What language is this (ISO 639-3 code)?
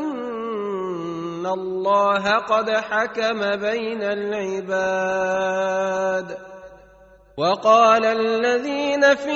ara